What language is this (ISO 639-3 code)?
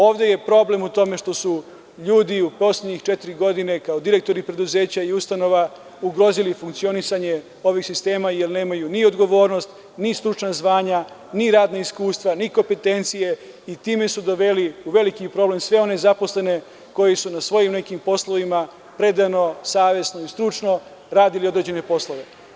srp